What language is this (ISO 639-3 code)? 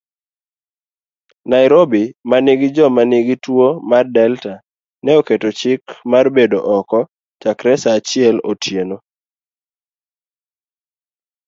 luo